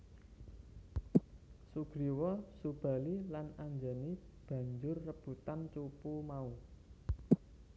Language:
Javanese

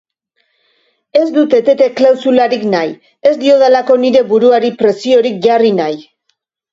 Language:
Basque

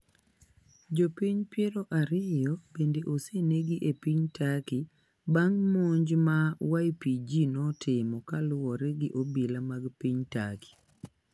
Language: Luo (Kenya and Tanzania)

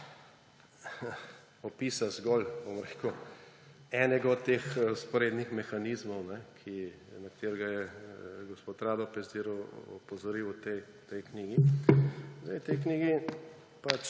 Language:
Slovenian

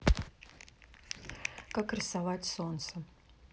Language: Russian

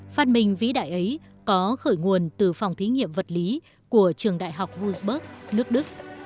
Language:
Vietnamese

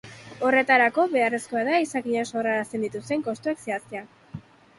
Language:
Basque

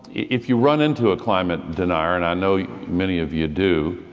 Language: English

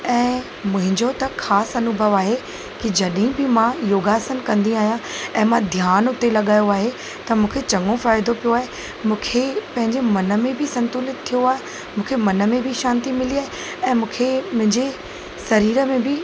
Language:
Sindhi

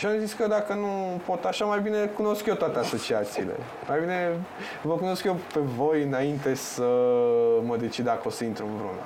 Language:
Romanian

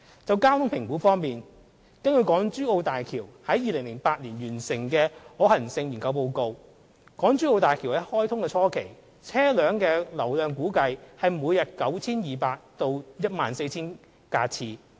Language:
Cantonese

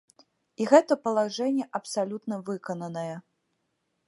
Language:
Belarusian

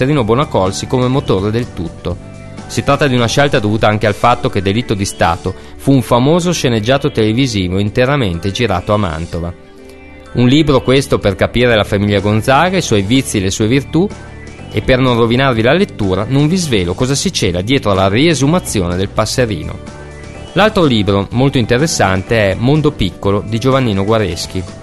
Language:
Italian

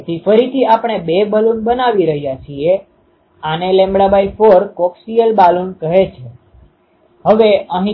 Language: Gujarati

